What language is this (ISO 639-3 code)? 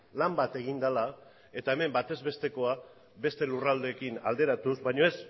eus